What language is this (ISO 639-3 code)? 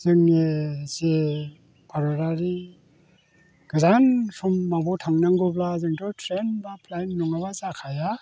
brx